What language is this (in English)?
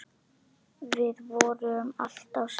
Icelandic